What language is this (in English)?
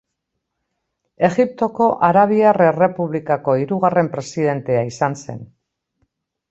Basque